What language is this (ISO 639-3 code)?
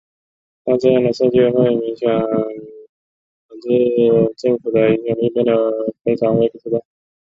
zho